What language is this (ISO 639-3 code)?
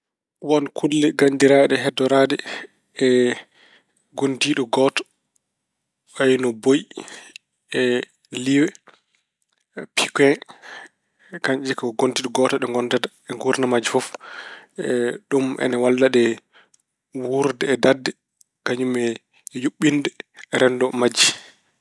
ful